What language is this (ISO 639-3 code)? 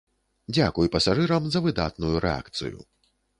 bel